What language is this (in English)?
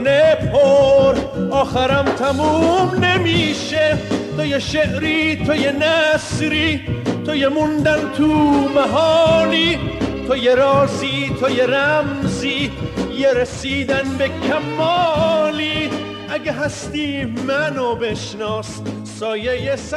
Persian